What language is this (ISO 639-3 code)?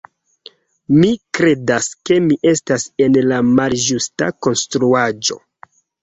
epo